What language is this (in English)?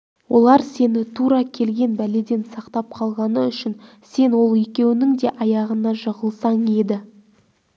Kazakh